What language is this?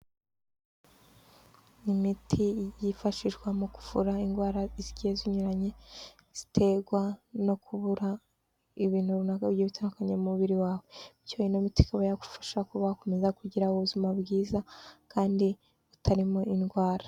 Kinyarwanda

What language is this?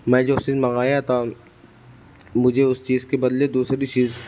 Urdu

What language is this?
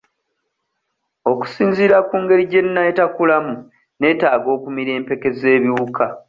Ganda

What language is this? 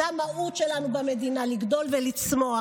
Hebrew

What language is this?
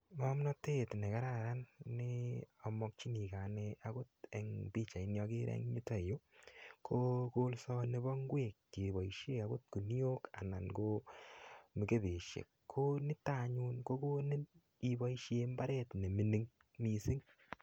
Kalenjin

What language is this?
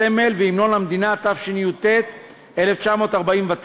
Hebrew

